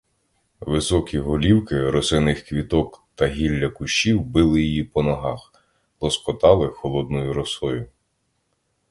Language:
Ukrainian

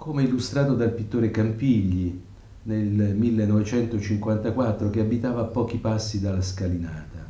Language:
Italian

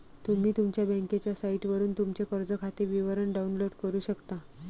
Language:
Marathi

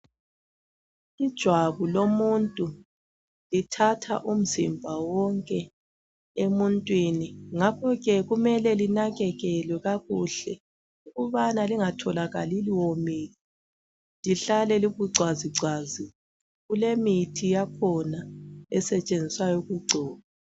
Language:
North Ndebele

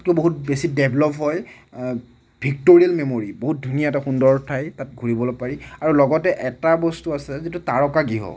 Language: Assamese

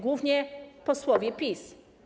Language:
Polish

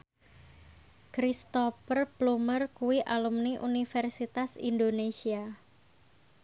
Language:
Javanese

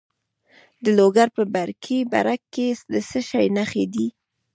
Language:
Pashto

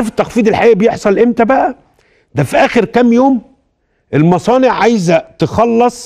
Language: Arabic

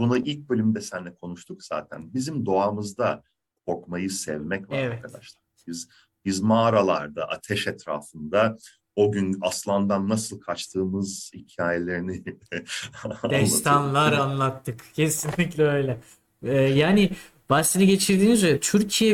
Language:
Turkish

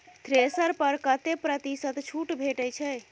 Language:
Maithili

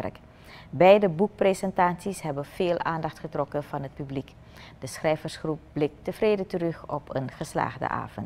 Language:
Dutch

